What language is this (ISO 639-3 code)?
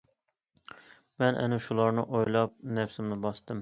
uig